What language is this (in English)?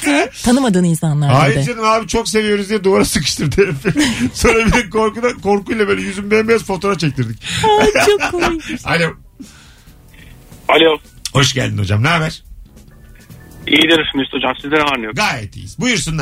Turkish